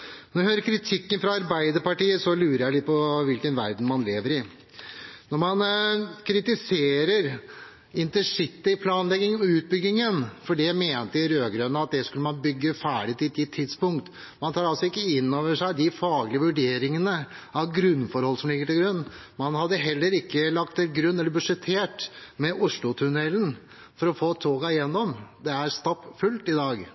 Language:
Norwegian Nynorsk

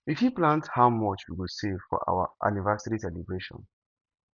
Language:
Nigerian Pidgin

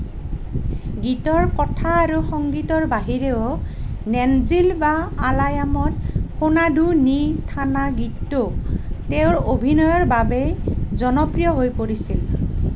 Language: Assamese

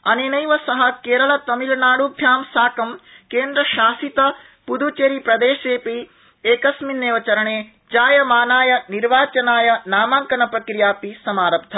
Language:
Sanskrit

